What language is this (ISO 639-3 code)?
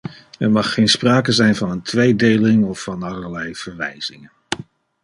nld